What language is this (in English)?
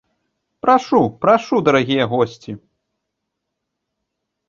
Belarusian